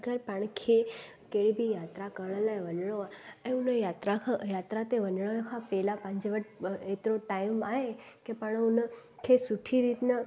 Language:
Sindhi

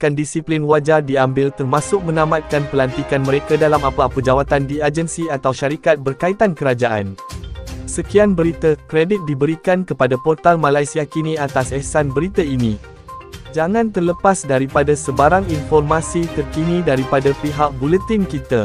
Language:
Malay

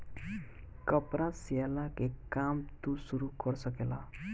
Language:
Bhojpuri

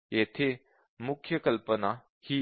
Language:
Marathi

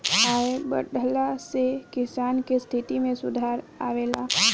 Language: Bhojpuri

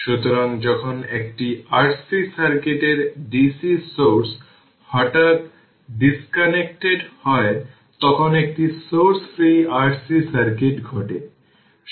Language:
Bangla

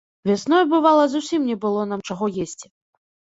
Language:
Belarusian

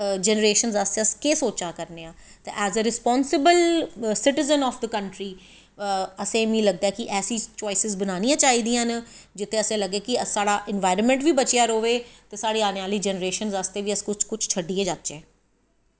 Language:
Dogri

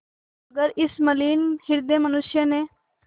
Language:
Hindi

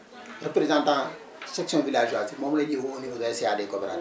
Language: Wolof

